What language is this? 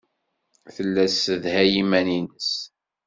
Kabyle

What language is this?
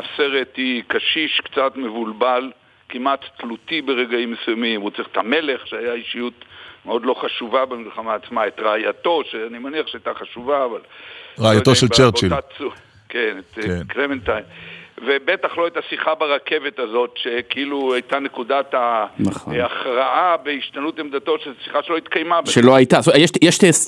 Hebrew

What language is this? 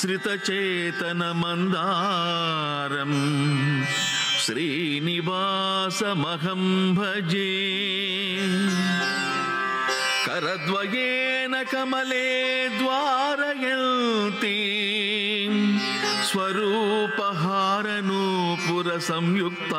Telugu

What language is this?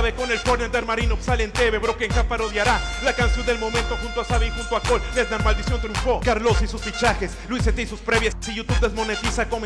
Spanish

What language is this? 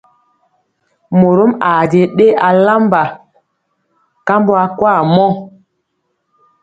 Mpiemo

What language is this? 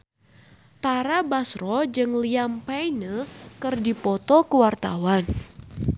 Sundanese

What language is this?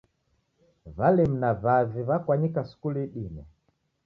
Taita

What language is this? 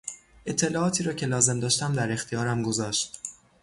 Persian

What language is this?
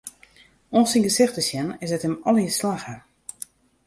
Western Frisian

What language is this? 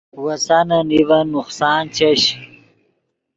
Yidgha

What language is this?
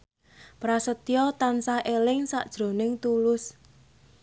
Javanese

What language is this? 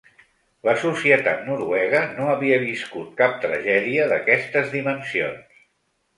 Catalan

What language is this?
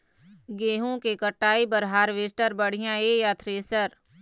Chhattisgarhi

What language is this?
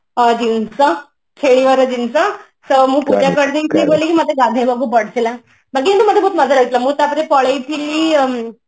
Odia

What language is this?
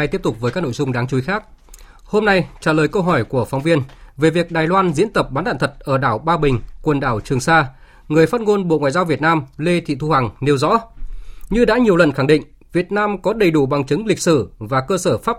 Vietnamese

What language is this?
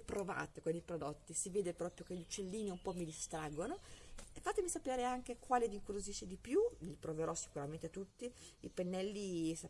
Italian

